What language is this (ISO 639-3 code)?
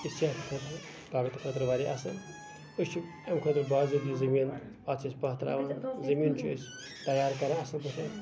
kas